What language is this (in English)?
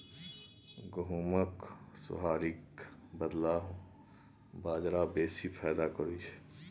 Maithili